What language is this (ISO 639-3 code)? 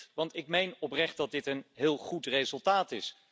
nld